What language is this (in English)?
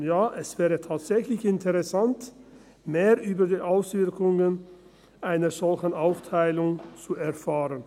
Swiss German